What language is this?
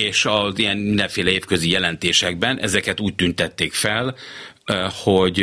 Hungarian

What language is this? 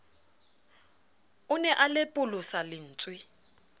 Southern Sotho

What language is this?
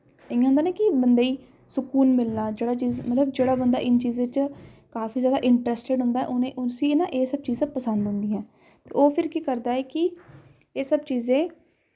Dogri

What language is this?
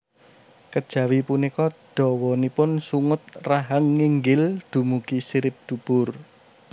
Javanese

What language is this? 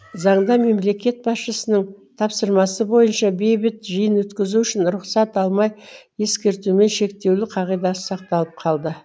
Kazakh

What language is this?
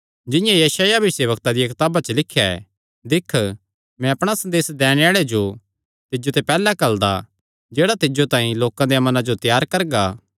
Kangri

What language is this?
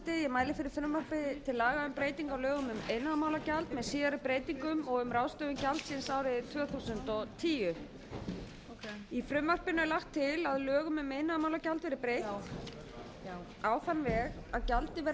Icelandic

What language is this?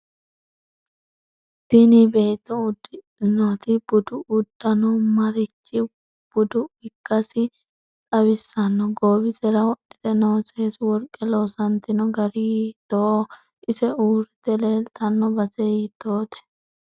Sidamo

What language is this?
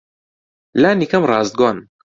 Central Kurdish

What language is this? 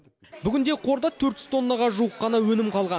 Kazakh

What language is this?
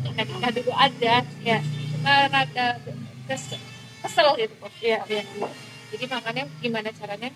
Indonesian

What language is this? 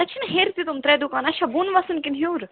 Kashmiri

